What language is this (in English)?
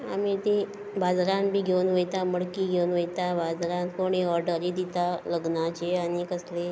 Konkani